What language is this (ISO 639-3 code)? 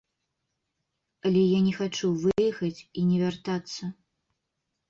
bel